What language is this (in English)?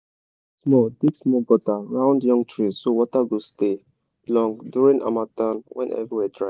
Nigerian Pidgin